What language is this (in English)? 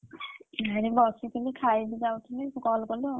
Odia